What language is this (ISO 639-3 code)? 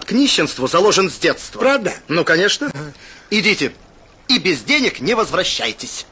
rus